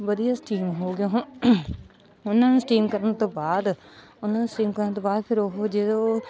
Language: Punjabi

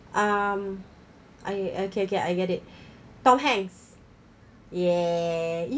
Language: English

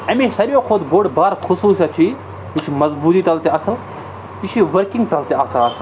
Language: Kashmiri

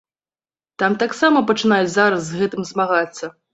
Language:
Belarusian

